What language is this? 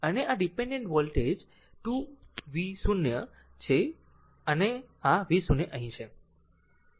Gujarati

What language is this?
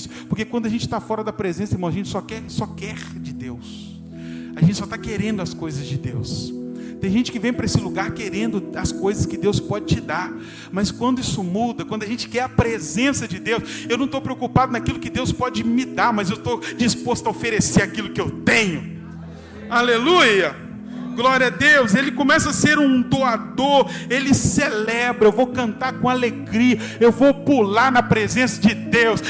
Portuguese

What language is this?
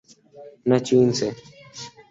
Urdu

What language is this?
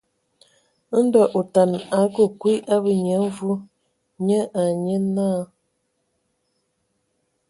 Ewondo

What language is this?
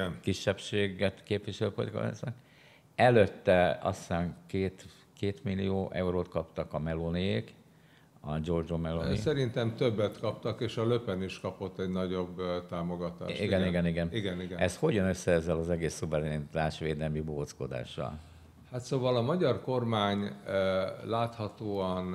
Hungarian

